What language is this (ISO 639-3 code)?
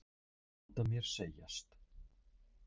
isl